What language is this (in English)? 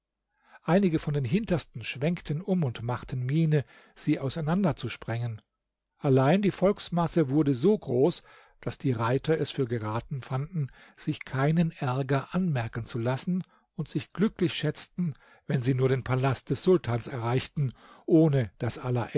German